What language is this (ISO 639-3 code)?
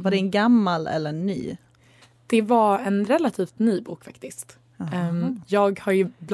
swe